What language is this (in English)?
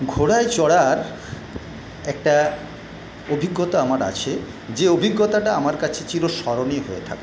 Bangla